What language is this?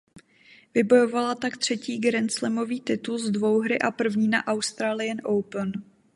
Czech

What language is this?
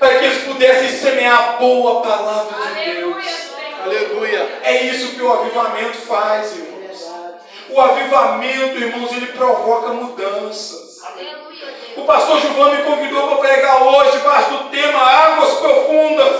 Portuguese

